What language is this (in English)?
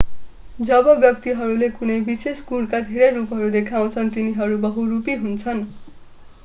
Nepali